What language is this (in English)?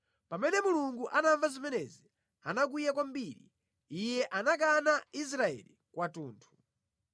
Nyanja